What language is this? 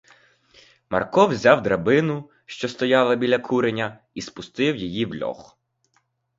Ukrainian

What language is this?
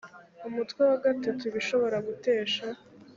Kinyarwanda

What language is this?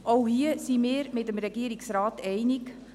Swiss German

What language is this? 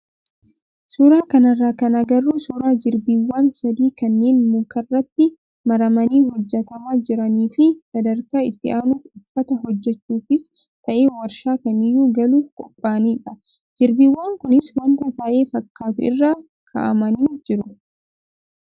Oromo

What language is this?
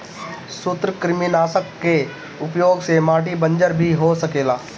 Bhojpuri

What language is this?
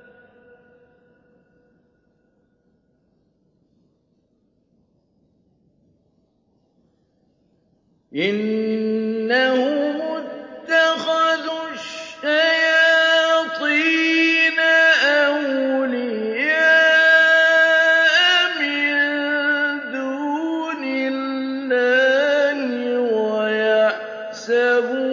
Arabic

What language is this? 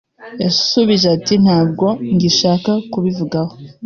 Kinyarwanda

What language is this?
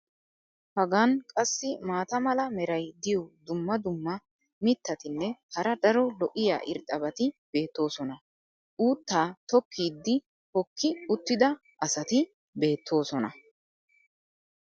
Wolaytta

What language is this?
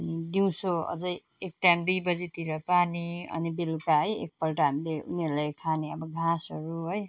Nepali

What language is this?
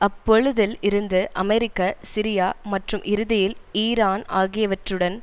Tamil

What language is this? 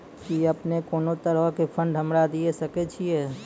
Maithili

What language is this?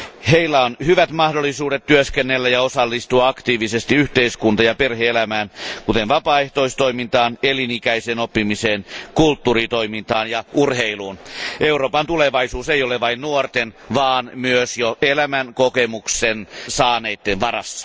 Finnish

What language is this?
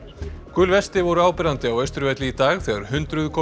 Icelandic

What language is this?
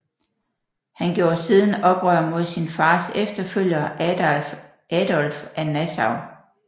Danish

